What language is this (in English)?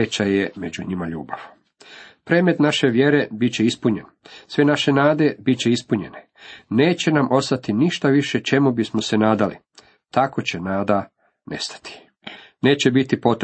Croatian